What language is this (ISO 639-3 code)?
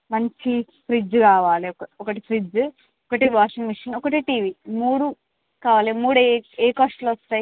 tel